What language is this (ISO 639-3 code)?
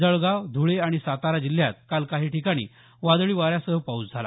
mar